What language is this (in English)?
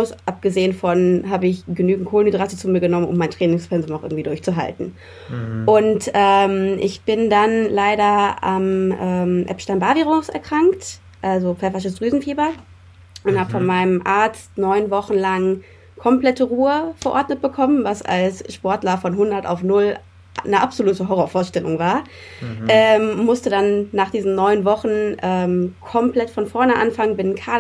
German